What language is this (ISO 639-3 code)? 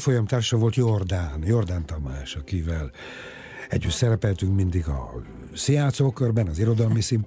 hun